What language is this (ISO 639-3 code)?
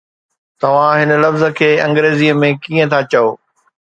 snd